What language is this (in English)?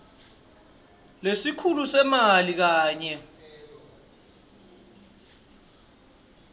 Swati